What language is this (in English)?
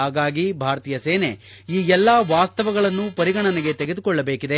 Kannada